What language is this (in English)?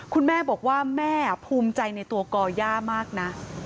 Thai